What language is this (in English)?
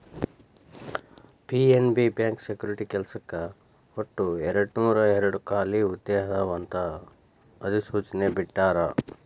Kannada